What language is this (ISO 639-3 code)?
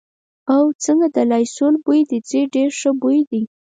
pus